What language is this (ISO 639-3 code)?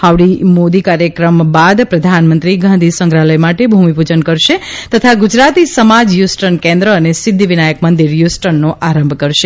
guj